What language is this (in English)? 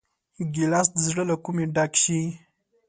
Pashto